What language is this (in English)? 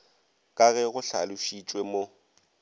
Northern Sotho